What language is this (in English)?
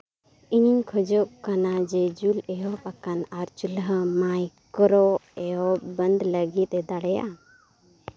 Santali